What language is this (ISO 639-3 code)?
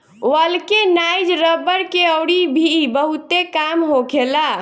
bho